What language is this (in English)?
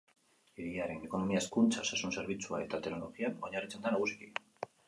Basque